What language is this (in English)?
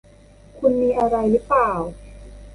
Thai